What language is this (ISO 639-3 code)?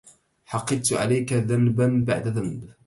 ara